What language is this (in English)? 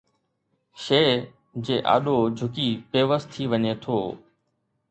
Sindhi